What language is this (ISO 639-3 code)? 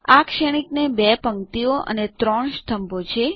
guj